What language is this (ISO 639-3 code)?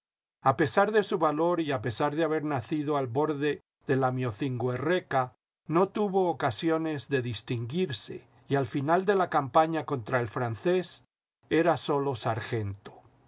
spa